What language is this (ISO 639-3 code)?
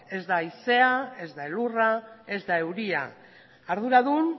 eus